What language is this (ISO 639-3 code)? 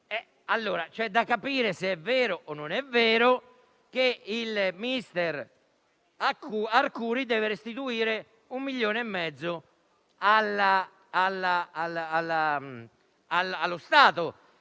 ita